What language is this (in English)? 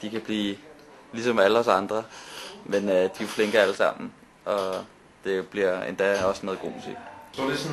Danish